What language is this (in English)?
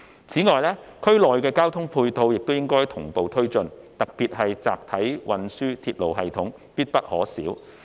Cantonese